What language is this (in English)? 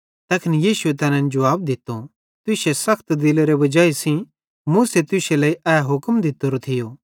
Bhadrawahi